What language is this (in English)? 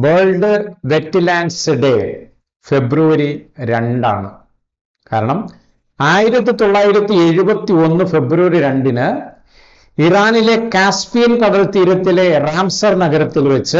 Malayalam